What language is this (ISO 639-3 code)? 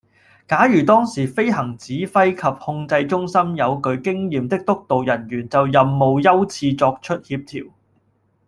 yue